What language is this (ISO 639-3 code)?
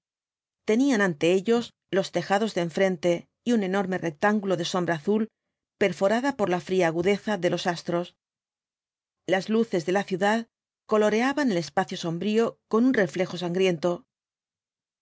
spa